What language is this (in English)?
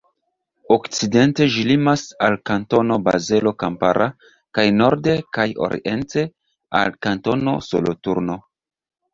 Esperanto